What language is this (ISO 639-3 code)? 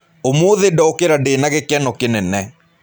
kik